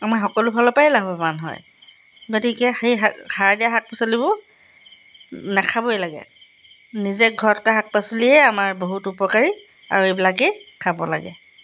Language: Assamese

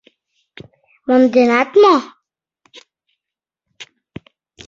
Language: Mari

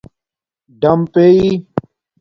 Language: Domaaki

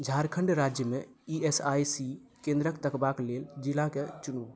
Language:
Maithili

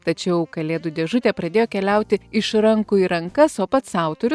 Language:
Lithuanian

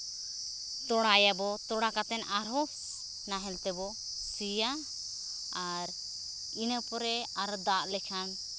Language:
Santali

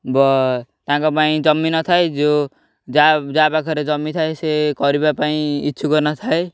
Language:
Odia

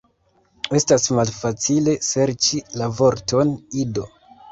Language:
Esperanto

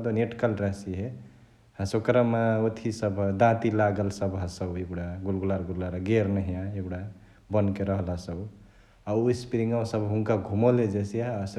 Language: Chitwania Tharu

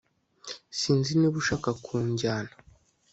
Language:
Kinyarwanda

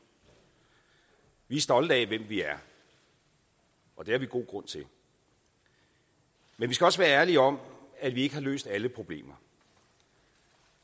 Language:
Danish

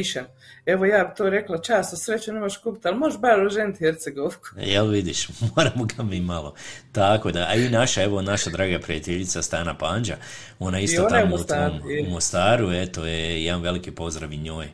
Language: Croatian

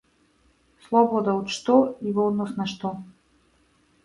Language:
Macedonian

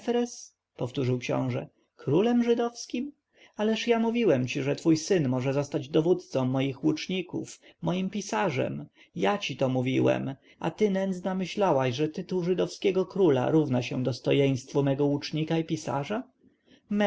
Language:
Polish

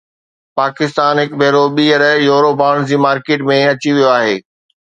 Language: Sindhi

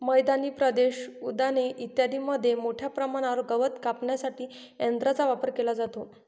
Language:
Marathi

